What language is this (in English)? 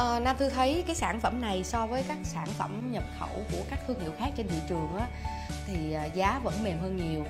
Vietnamese